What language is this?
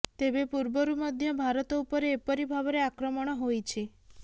Odia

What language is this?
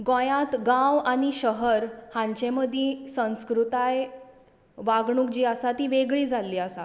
Konkani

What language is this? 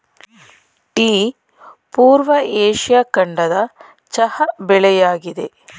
Kannada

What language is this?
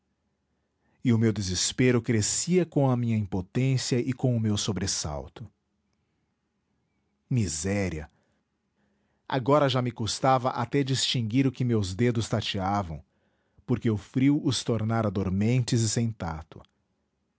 Portuguese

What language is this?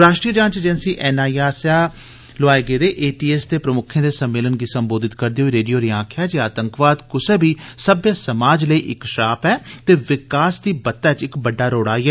Dogri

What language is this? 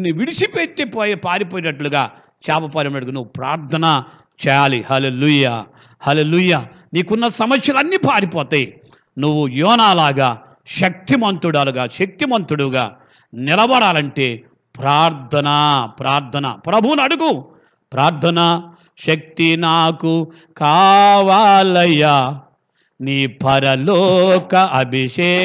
Telugu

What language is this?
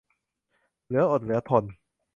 Thai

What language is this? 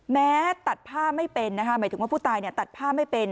Thai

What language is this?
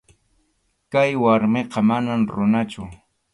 Arequipa-La Unión Quechua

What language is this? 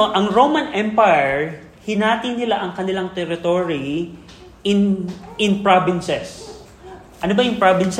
Filipino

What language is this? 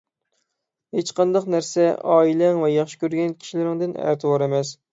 Uyghur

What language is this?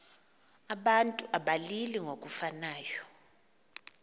Xhosa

